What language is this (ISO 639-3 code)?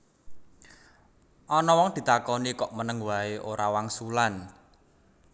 jav